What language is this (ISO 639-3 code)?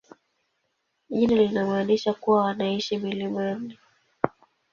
swa